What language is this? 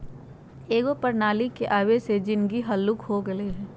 Magahi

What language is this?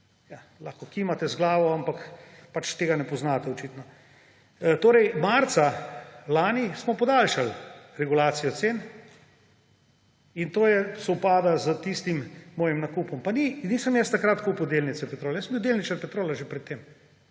Slovenian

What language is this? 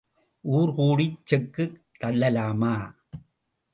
Tamil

